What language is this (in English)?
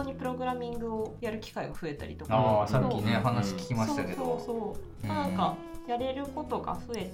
Japanese